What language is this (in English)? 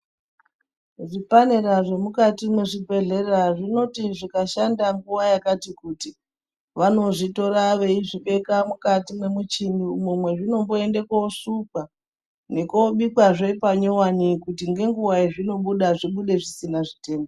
Ndau